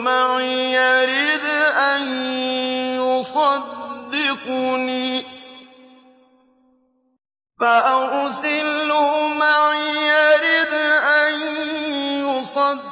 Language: Arabic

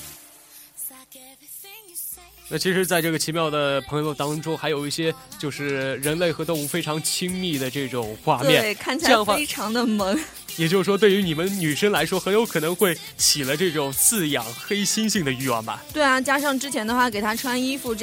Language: Chinese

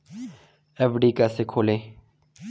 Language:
Hindi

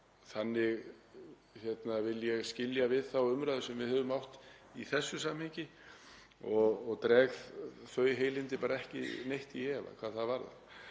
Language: Icelandic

